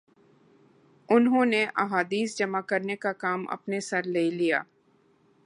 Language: Urdu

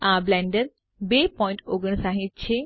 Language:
Gujarati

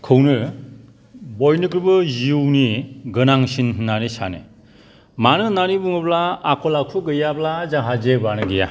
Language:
Bodo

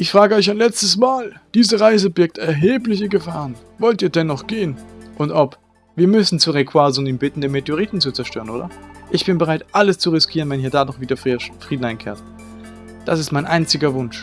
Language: German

